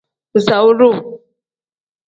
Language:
Tem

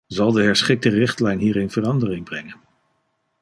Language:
Dutch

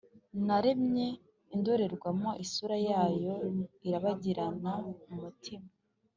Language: Kinyarwanda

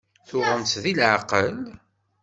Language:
Kabyle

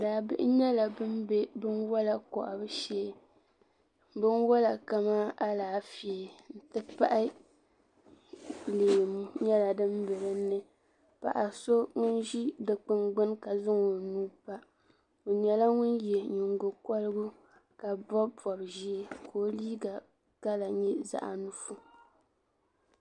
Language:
Dagbani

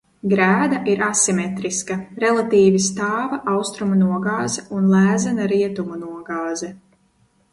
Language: Latvian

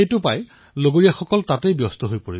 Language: Assamese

